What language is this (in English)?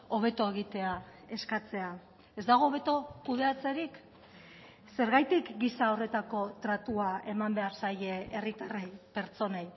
Basque